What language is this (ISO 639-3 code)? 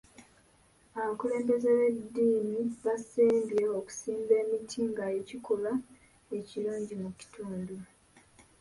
lug